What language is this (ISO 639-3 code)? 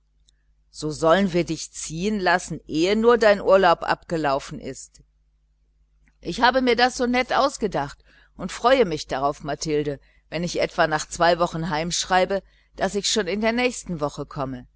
deu